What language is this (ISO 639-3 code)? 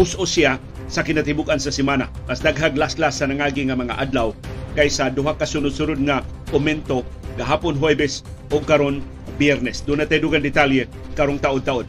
fil